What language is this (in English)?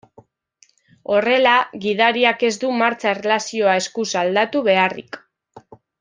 Basque